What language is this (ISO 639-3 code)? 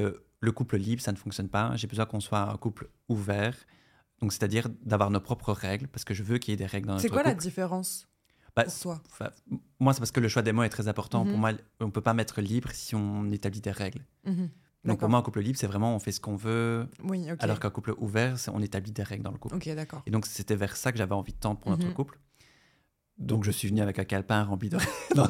fra